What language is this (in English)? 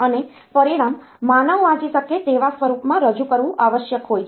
Gujarati